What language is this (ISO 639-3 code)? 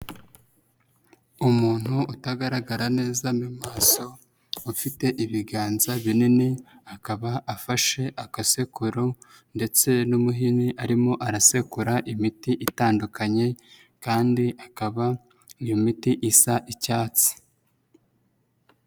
kin